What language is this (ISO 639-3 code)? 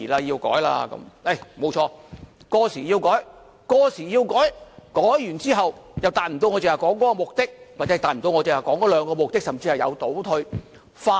yue